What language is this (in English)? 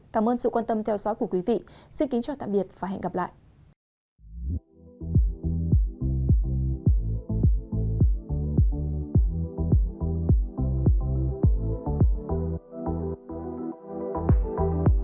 Vietnamese